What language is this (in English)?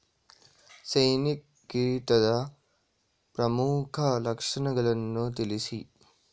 Kannada